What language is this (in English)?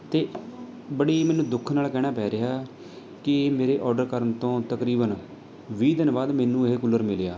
Punjabi